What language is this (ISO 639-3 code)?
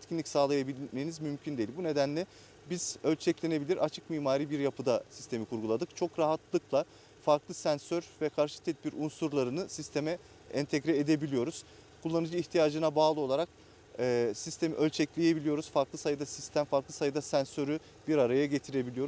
tur